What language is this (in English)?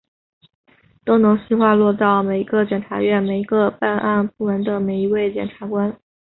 Chinese